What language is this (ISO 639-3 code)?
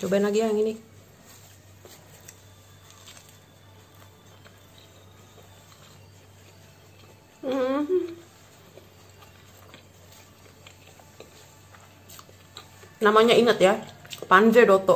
ind